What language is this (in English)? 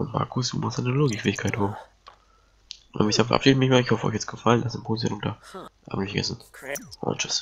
German